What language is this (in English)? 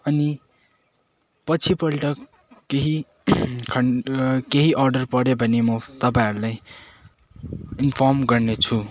Nepali